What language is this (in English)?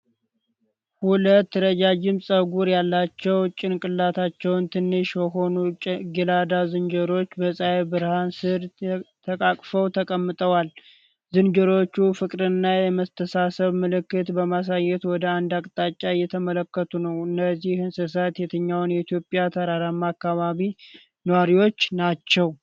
Amharic